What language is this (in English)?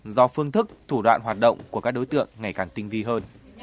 Vietnamese